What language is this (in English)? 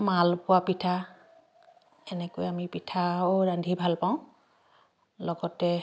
Assamese